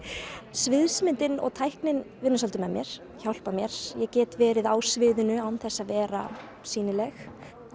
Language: Icelandic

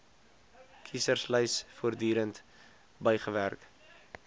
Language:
Afrikaans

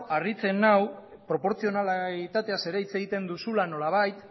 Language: Basque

